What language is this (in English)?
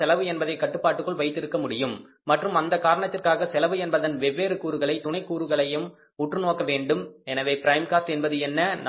Tamil